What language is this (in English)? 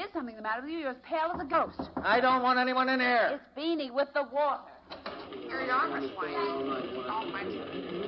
English